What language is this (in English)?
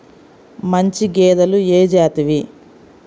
Telugu